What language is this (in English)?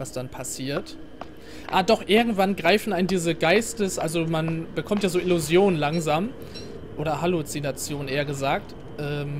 German